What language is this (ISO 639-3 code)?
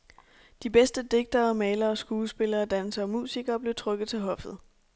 dan